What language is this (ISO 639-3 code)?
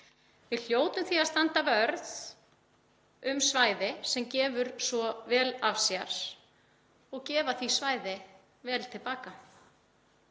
isl